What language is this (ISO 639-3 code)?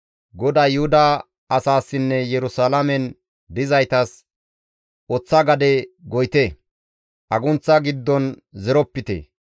gmv